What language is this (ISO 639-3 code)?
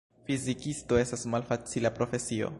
epo